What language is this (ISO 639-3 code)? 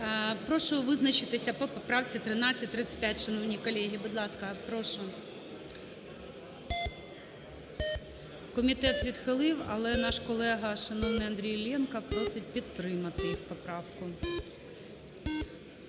ukr